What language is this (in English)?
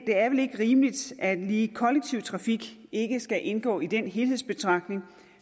Danish